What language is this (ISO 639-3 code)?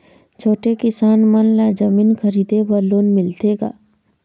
hne